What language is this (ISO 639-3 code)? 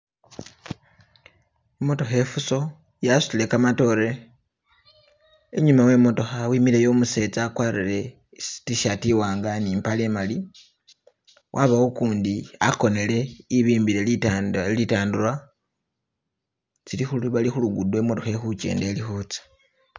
myx